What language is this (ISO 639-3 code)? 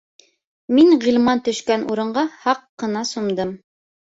bak